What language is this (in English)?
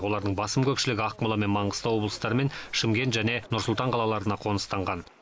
Kazakh